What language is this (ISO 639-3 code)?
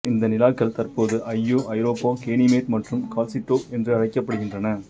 tam